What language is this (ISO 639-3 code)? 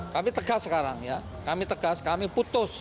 ind